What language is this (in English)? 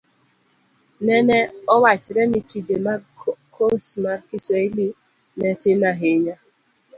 Luo (Kenya and Tanzania)